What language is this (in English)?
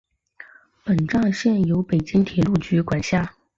Chinese